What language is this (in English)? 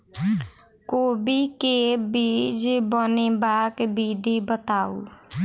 Maithili